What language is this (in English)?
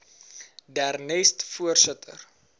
Afrikaans